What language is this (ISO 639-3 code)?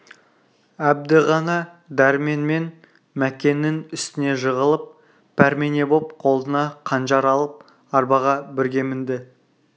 kaz